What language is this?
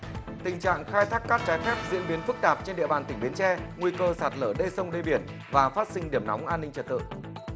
Vietnamese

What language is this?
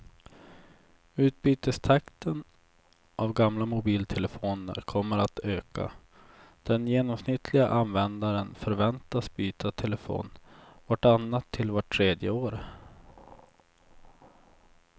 Swedish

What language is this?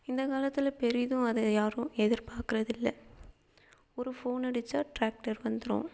Tamil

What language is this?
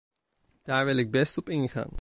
Dutch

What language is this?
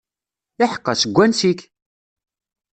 Kabyle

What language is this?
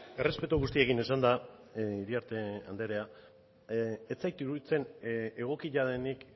Basque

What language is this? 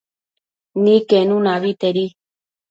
Matsés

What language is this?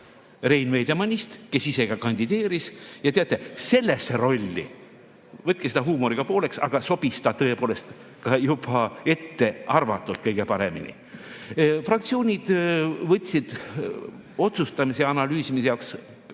Estonian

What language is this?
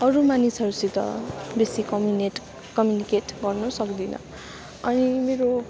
Nepali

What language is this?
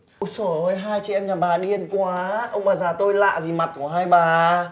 Vietnamese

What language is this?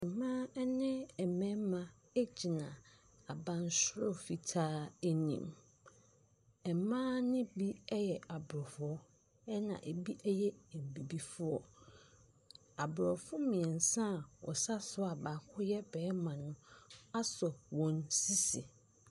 Akan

